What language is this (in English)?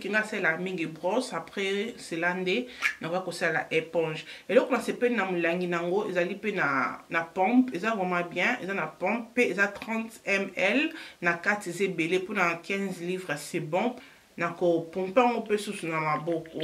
French